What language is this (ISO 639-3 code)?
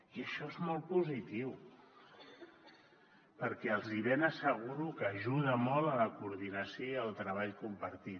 cat